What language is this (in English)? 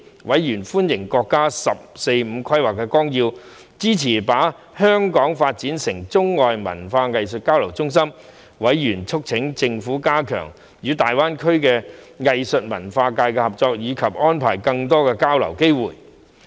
Cantonese